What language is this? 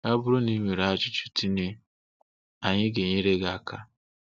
Igbo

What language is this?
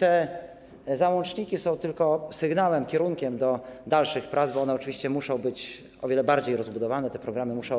Polish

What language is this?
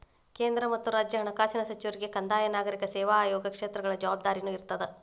Kannada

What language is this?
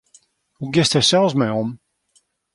Western Frisian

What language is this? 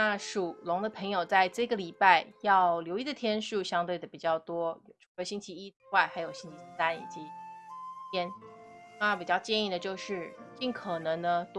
Chinese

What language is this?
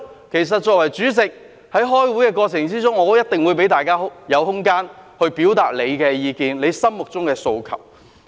Cantonese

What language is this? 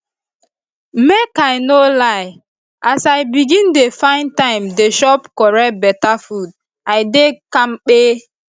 Nigerian Pidgin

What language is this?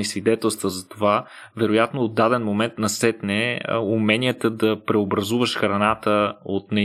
Bulgarian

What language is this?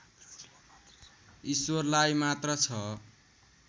Nepali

